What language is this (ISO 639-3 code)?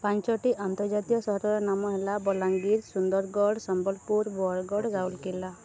ori